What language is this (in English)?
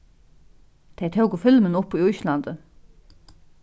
Faroese